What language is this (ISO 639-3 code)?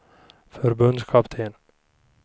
swe